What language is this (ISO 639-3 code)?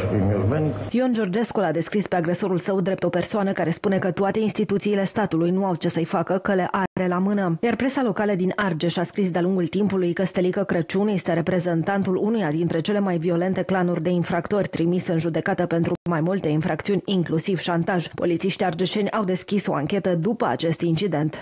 ron